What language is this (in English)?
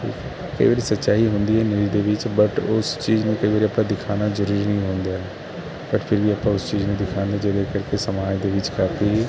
Punjabi